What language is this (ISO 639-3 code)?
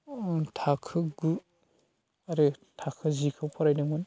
brx